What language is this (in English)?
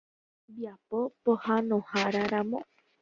Guarani